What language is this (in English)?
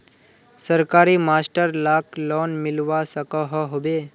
Magahi